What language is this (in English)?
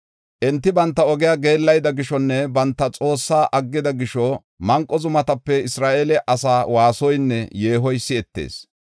Gofa